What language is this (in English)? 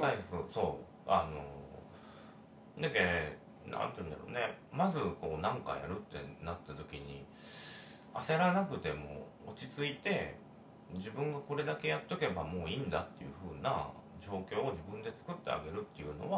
Japanese